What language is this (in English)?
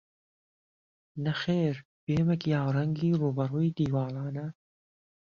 Central Kurdish